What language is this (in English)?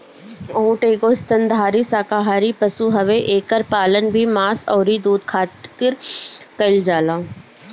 Bhojpuri